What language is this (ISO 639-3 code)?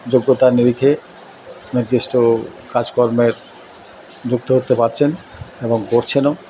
ben